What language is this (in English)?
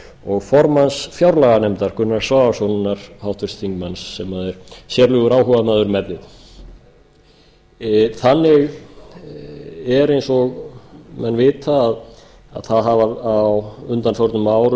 Icelandic